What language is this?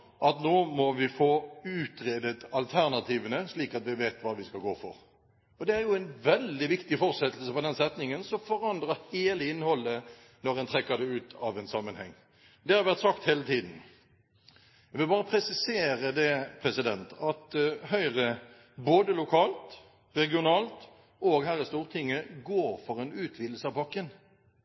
Norwegian Bokmål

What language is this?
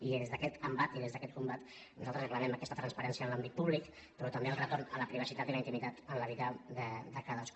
Catalan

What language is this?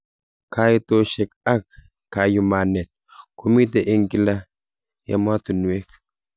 Kalenjin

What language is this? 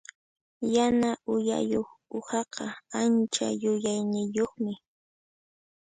Puno Quechua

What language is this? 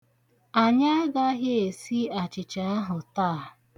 Igbo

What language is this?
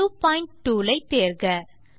Tamil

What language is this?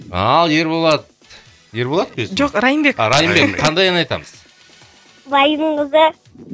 Kazakh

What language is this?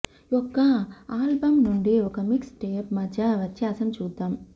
Telugu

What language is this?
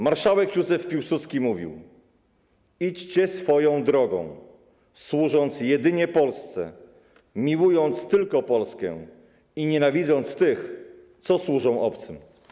Polish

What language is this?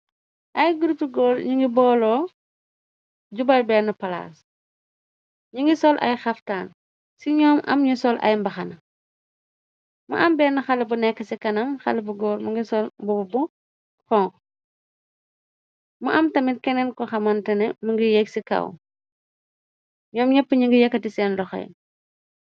Wolof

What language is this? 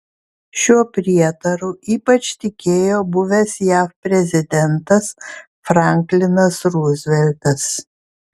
Lithuanian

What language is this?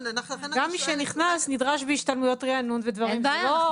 Hebrew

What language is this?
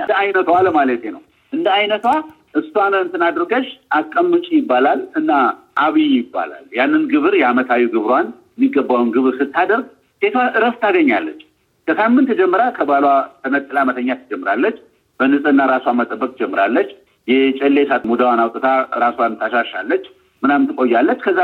Amharic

